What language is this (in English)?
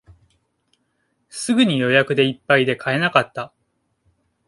Japanese